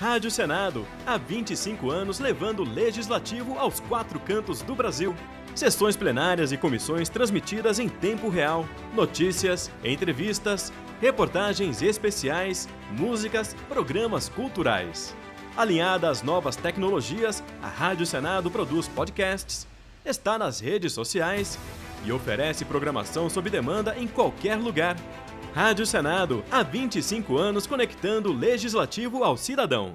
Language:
Portuguese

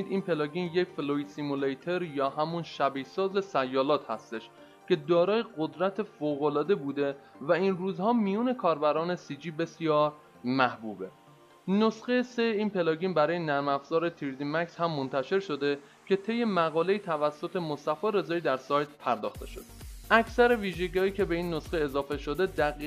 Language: Persian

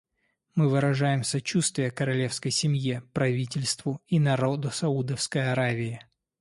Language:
Russian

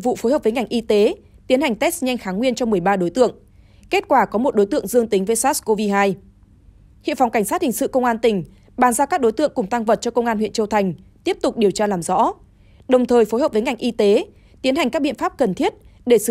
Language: Vietnamese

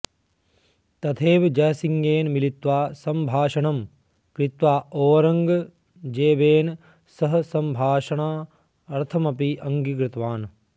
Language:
Sanskrit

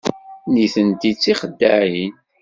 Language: Kabyle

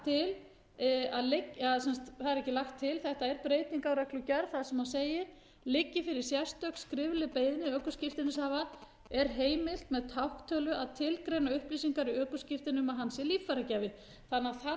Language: Icelandic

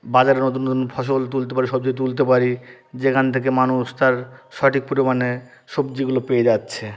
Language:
Bangla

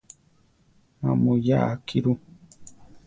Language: Central Tarahumara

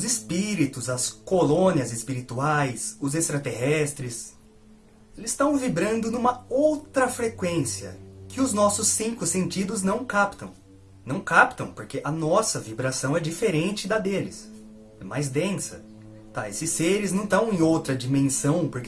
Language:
Portuguese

